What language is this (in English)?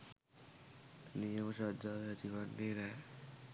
Sinhala